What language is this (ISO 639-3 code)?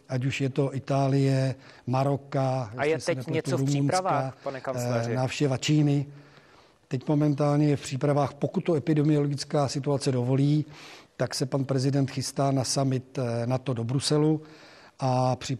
ces